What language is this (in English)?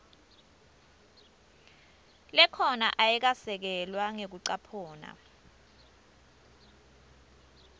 Swati